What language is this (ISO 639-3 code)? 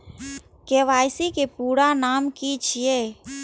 mai